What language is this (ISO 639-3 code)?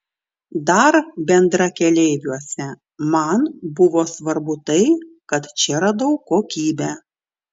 lit